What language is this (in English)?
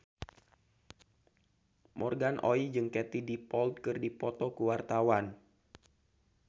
Sundanese